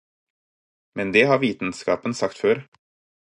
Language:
Norwegian Bokmål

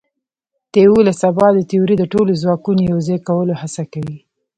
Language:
Pashto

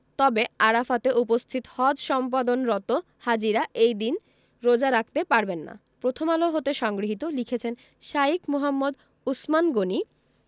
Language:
Bangla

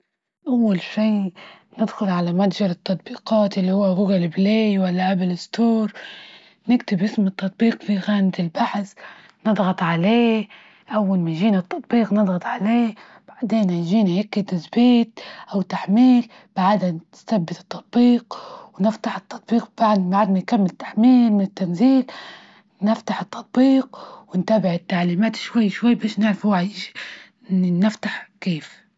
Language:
Libyan Arabic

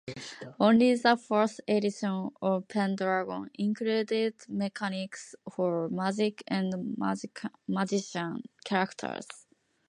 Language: English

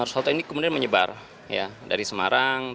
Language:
Indonesian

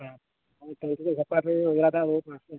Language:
Santali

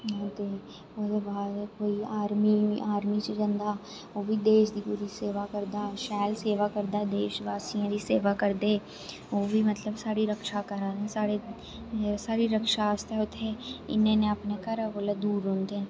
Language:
Dogri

